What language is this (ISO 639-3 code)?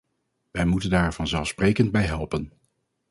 nld